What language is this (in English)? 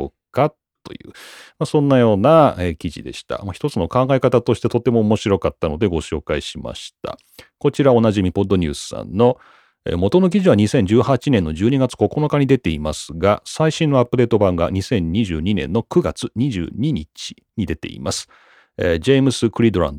Japanese